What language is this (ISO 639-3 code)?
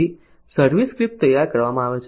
guj